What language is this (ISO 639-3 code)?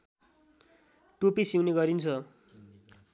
nep